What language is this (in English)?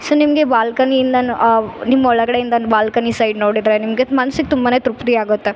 Kannada